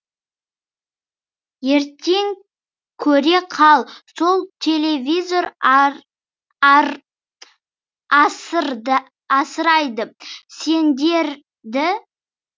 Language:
Kazakh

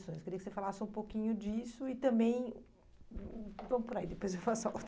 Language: Portuguese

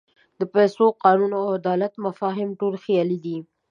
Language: Pashto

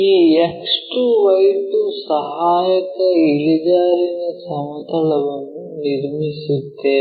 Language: Kannada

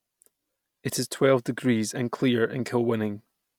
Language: English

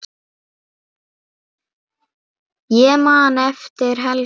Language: Icelandic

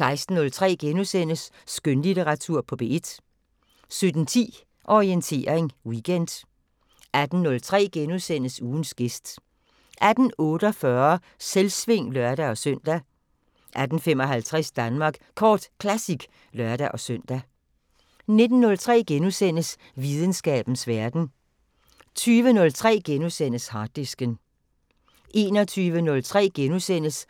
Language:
Danish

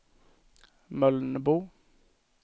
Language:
Swedish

